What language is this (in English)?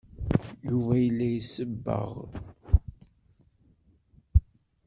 Kabyle